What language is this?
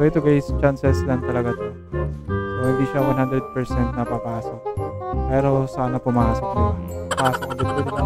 Filipino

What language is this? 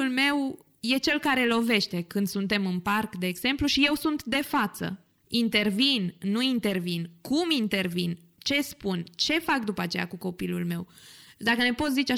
Romanian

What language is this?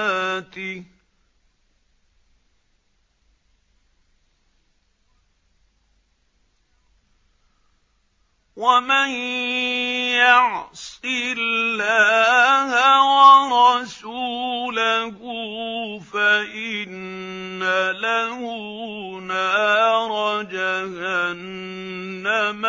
Arabic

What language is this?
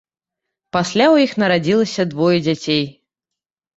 Belarusian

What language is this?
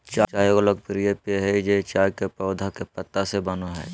Magahi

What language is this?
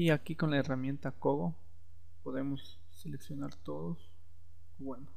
Spanish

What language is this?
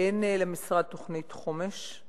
Hebrew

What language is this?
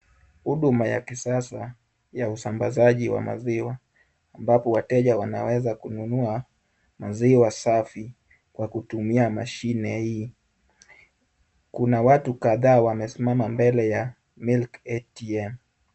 Swahili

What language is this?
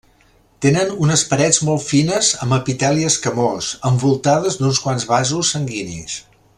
Catalan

